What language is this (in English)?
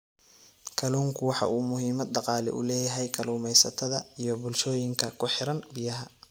Somali